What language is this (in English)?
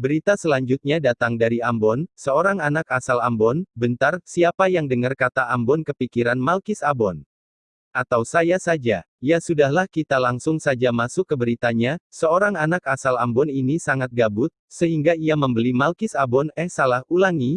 Indonesian